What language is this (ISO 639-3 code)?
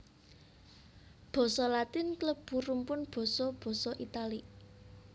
jav